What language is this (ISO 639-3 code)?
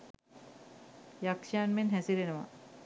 sin